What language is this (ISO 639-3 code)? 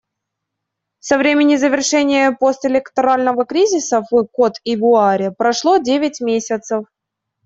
rus